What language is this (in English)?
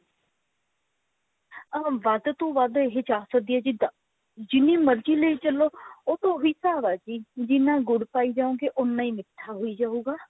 Punjabi